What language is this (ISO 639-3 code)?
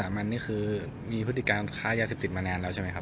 tha